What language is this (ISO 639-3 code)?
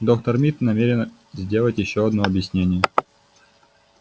rus